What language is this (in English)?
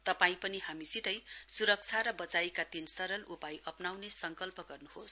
Nepali